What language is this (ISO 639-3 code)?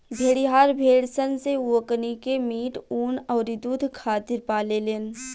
bho